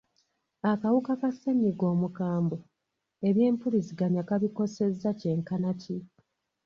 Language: Ganda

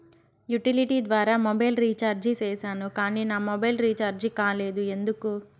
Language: Telugu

